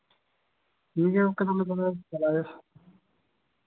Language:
Santali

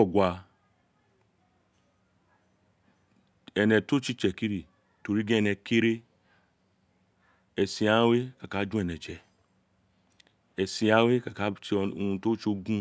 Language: Isekiri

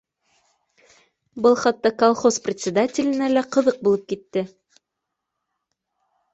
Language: Bashkir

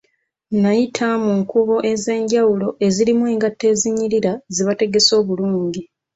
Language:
Ganda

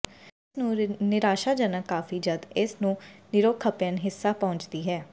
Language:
Punjabi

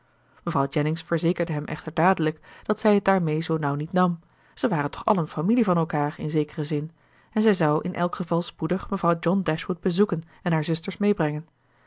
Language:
Dutch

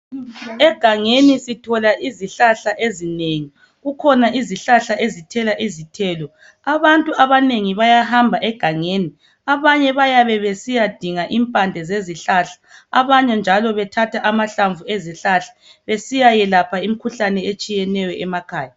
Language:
North Ndebele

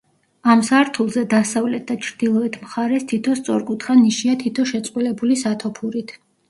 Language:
Georgian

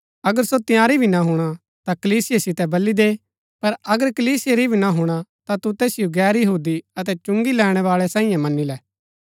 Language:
Gaddi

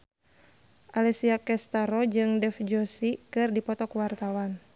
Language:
Sundanese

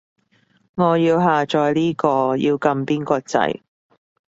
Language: Cantonese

